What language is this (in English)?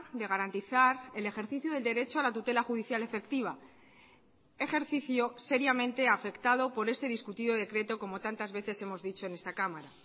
Spanish